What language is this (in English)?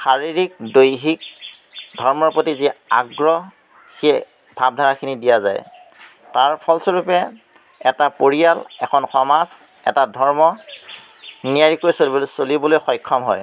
Assamese